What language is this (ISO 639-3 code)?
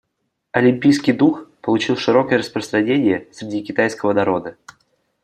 rus